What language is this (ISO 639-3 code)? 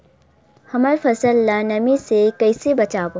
hne